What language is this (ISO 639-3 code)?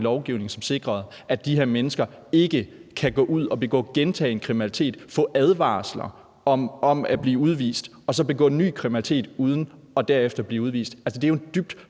dan